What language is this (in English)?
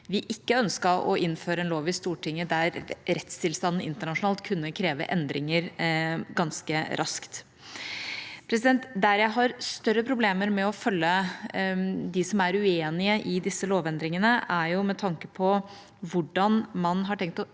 Norwegian